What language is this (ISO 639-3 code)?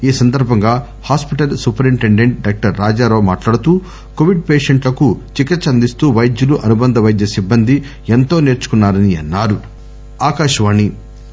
tel